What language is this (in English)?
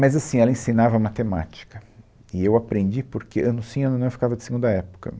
Portuguese